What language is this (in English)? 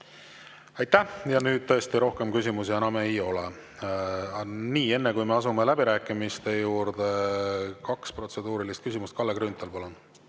Estonian